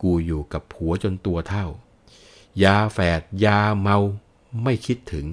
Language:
Thai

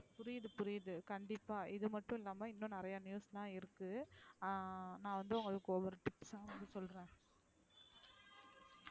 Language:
Tamil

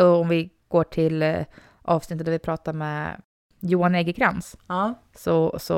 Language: Swedish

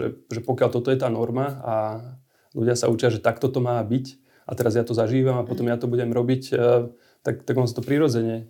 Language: Slovak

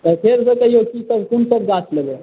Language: Maithili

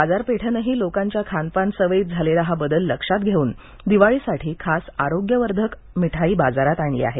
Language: Marathi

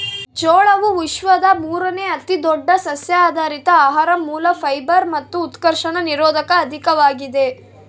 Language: Kannada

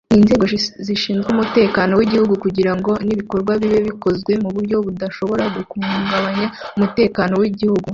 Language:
Kinyarwanda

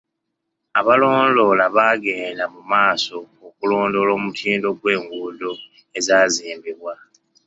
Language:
Ganda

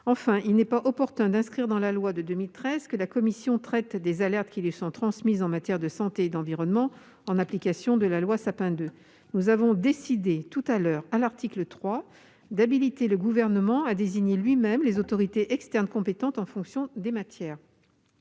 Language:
French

